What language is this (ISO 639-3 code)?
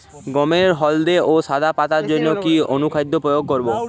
ben